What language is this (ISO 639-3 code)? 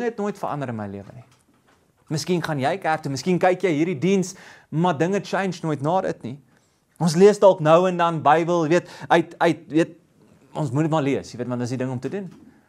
nld